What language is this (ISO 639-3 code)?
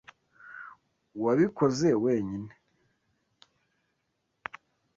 kin